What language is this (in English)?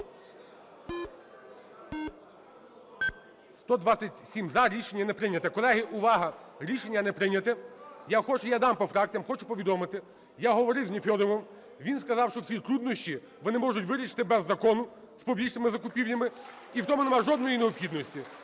Ukrainian